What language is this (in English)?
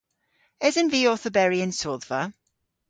Cornish